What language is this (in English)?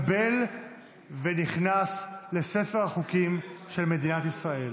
Hebrew